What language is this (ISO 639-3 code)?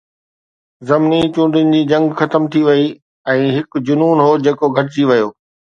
snd